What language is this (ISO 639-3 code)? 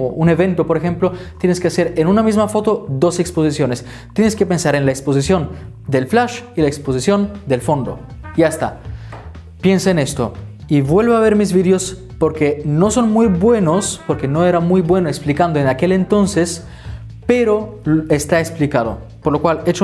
spa